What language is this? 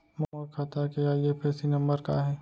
Chhattisgarhi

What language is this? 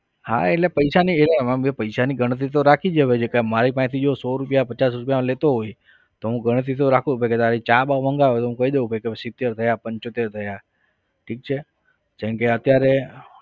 Gujarati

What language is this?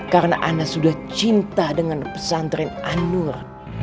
Indonesian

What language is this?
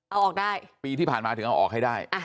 Thai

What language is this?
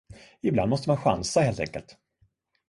Swedish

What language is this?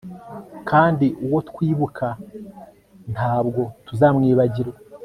Kinyarwanda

